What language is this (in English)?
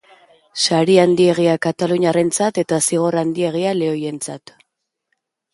Basque